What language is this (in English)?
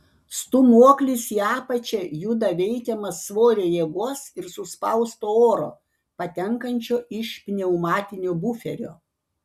Lithuanian